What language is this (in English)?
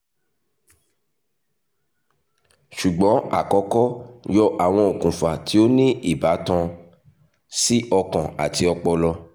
Yoruba